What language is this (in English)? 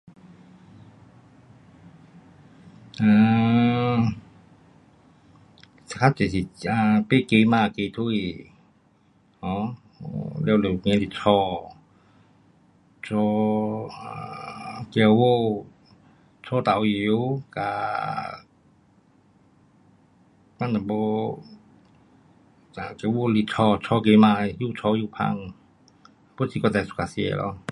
Pu-Xian Chinese